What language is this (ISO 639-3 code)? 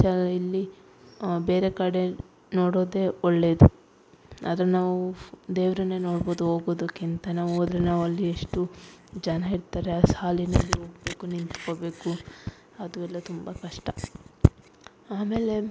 kan